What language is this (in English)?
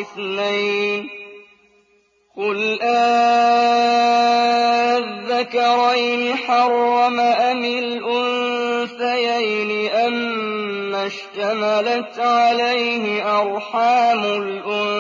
Arabic